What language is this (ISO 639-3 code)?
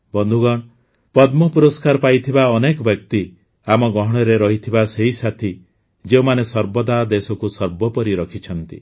ori